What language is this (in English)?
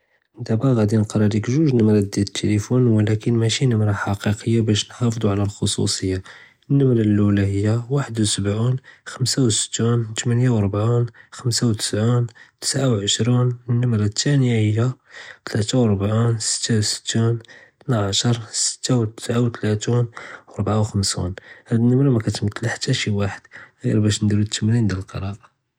Judeo-Arabic